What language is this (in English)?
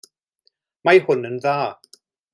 Welsh